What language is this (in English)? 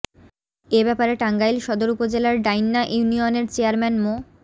Bangla